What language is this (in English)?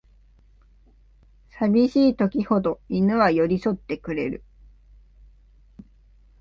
Japanese